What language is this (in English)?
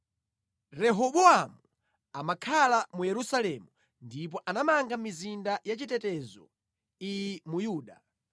Nyanja